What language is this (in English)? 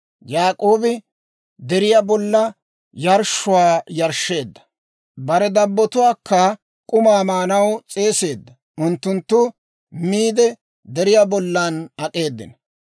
Dawro